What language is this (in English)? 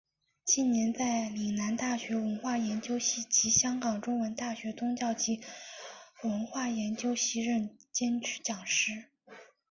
Chinese